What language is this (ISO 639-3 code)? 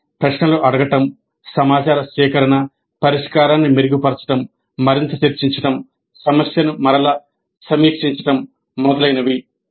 tel